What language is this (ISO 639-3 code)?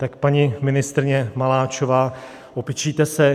ces